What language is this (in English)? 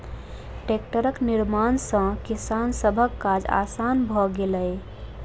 Maithili